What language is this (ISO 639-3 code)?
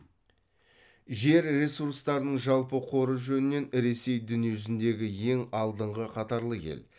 kaz